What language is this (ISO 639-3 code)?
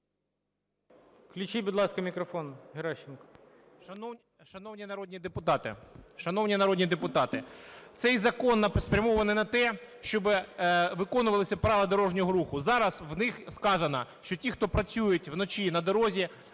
ukr